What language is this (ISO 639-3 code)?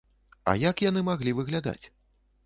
bel